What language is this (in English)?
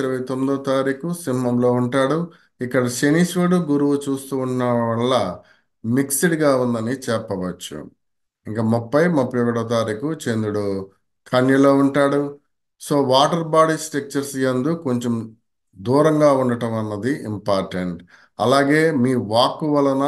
Telugu